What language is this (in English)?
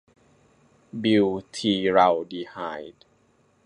Thai